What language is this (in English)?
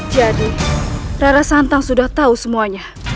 Indonesian